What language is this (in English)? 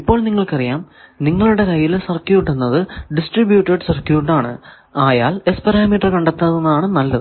Malayalam